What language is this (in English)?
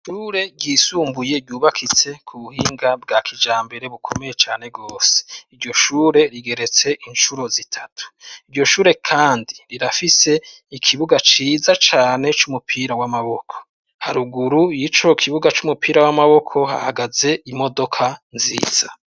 Rundi